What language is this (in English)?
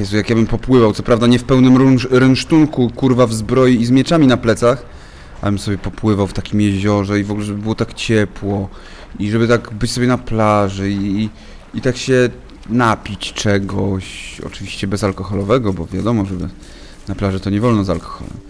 Polish